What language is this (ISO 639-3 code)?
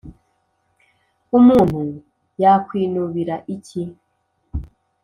kin